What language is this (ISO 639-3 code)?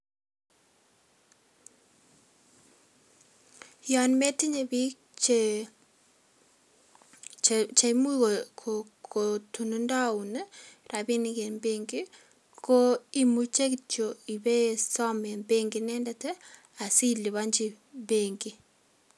kln